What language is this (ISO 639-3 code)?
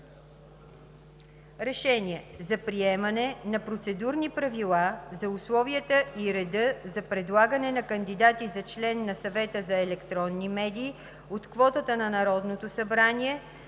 bul